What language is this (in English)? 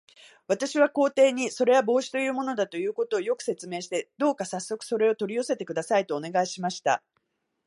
Japanese